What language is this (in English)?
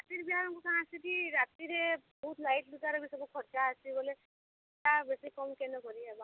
Odia